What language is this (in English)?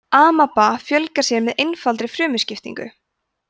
Icelandic